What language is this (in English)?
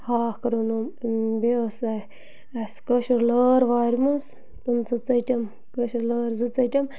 Kashmiri